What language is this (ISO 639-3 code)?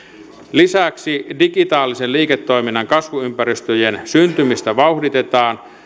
fin